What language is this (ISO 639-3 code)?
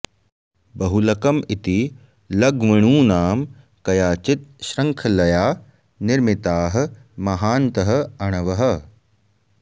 san